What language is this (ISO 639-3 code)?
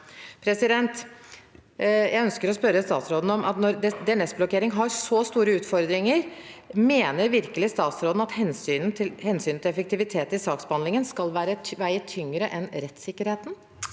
nor